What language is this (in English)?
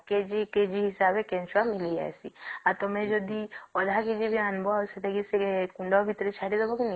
Odia